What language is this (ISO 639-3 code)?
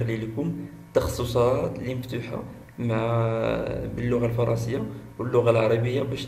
ara